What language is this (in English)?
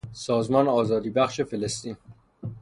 Persian